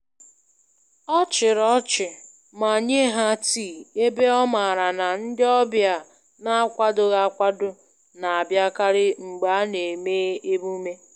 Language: Igbo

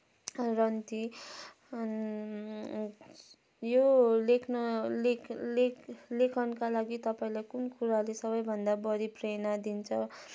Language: Nepali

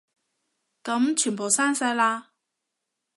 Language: Cantonese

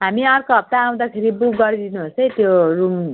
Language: Nepali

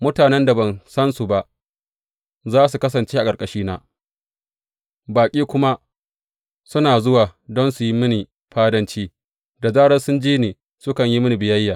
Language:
Hausa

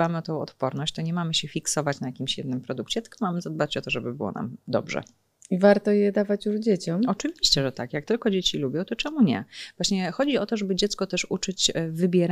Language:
Polish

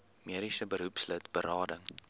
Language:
Afrikaans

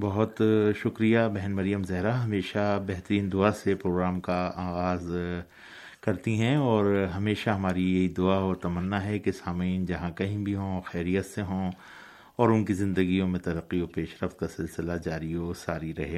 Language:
Urdu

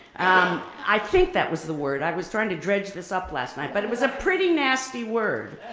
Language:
English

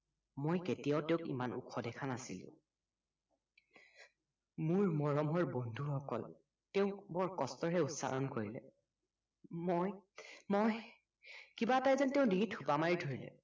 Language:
Assamese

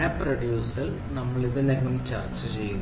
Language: Malayalam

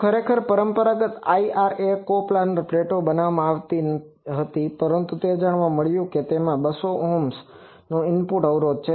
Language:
Gujarati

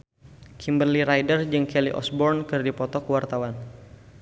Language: Sundanese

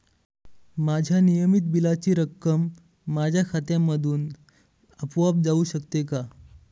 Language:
Marathi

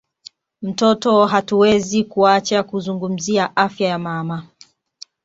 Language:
Swahili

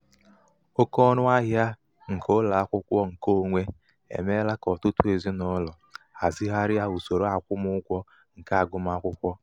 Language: Igbo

